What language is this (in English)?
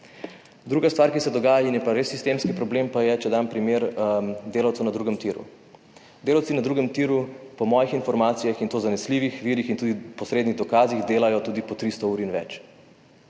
Slovenian